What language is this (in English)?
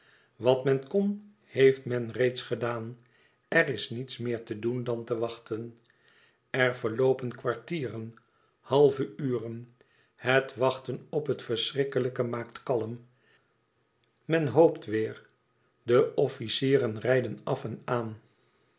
Dutch